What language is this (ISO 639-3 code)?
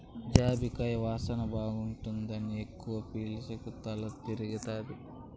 tel